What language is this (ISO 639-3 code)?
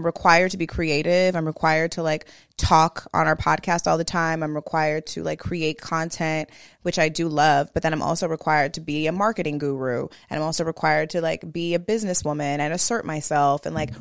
eng